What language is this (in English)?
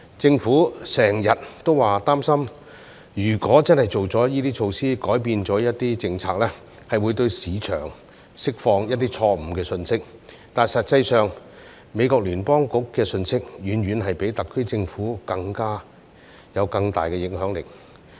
Cantonese